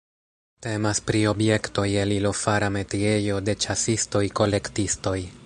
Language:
Esperanto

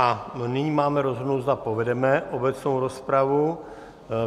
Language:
Czech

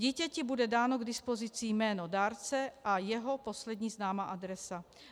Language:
Czech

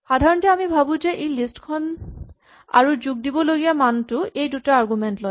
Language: Assamese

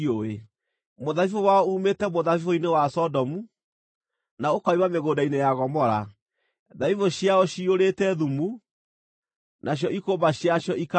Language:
Kikuyu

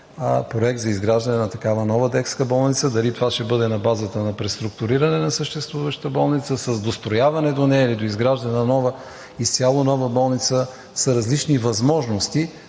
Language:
Bulgarian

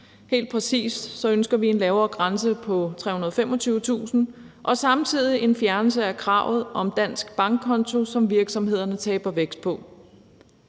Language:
Danish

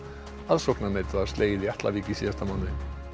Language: Icelandic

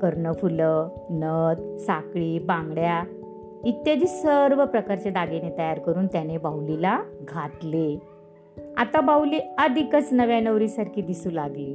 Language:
Marathi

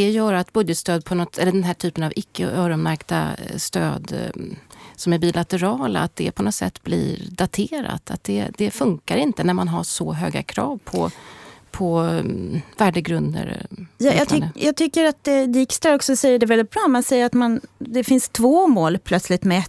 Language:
Swedish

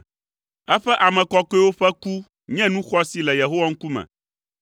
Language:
Ewe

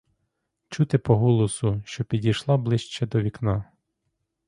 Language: Ukrainian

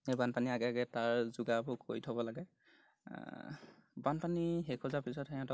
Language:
Assamese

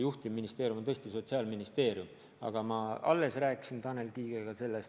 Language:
Estonian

